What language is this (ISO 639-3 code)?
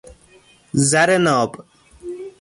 fas